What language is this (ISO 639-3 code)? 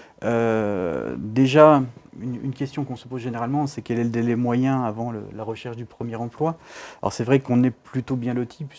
fra